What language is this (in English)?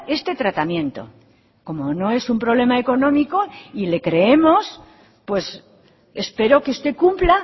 Spanish